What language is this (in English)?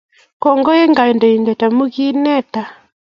Kalenjin